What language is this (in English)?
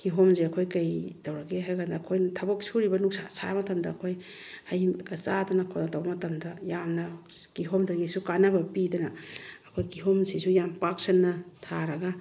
Manipuri